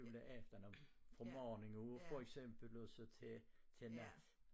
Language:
Danish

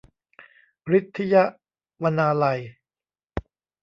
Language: Thai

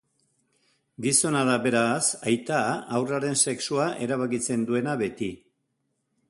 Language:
Basque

